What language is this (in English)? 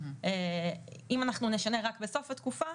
Hebrew